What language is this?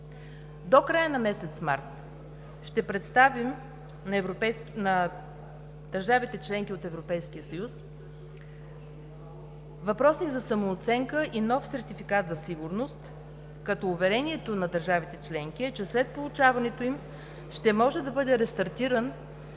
Bulgarian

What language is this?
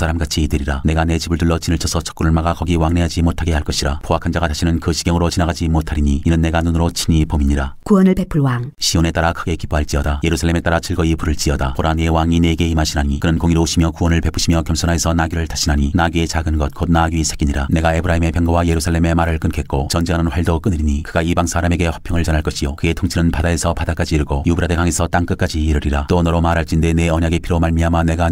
Korean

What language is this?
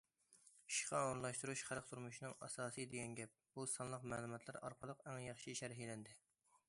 Uyghur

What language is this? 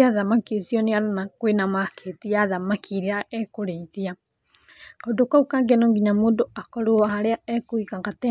Kikuyu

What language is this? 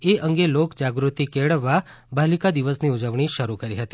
Gujarati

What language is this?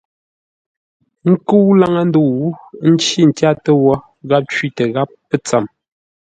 Ngombale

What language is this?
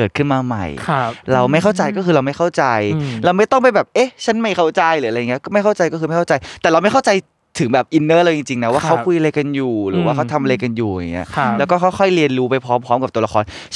Thai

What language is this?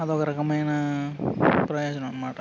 Telugu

